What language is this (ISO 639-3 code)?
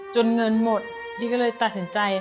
tha